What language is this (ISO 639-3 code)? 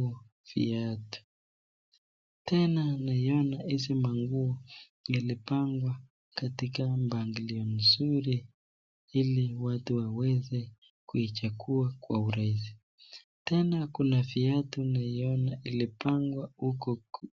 swa